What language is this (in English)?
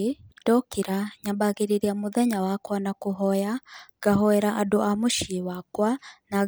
Kikuyu